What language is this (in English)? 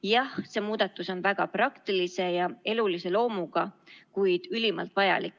Estonian